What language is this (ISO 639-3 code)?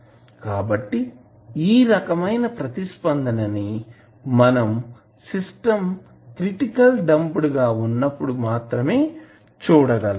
tel